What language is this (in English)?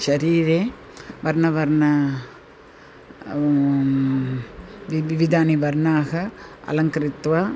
Sanskrit